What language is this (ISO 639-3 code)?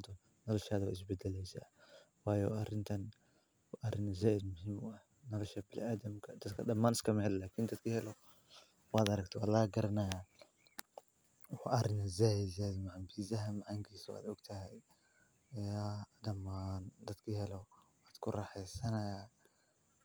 som